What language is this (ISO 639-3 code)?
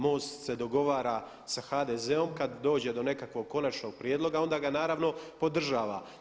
hrv